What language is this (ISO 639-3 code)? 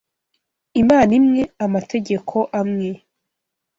kin